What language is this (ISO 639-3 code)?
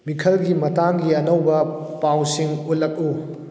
mni